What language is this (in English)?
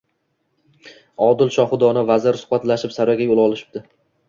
Uzbek